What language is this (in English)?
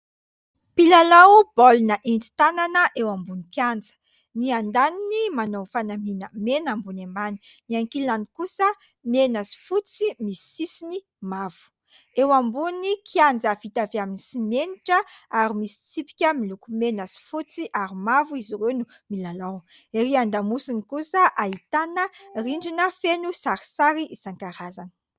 Malagasy